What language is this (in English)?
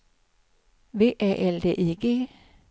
Swedish